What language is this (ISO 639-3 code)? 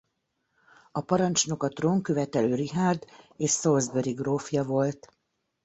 hun